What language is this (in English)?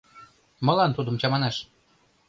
Mari